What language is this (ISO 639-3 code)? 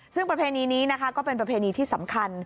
tha